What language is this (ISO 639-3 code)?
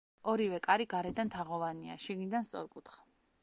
kat